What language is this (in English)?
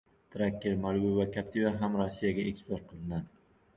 Uzbek